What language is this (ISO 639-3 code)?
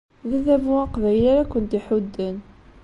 kab